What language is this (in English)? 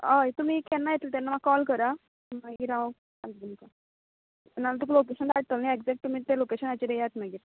Konkani